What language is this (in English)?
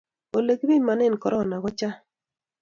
Kalenjin